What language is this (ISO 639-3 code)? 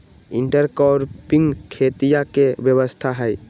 mag